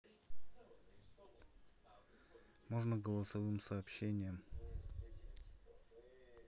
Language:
Russian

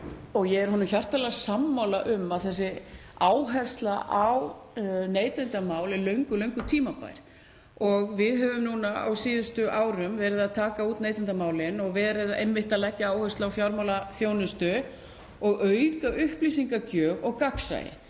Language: Icelandic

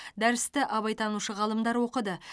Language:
Kazakh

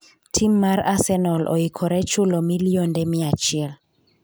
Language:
Luo (Kenya and Tanzania)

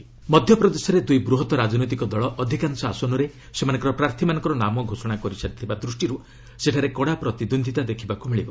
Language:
Odia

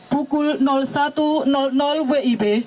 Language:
Indonesian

